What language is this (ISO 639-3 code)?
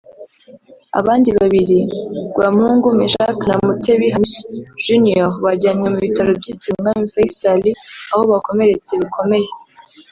kin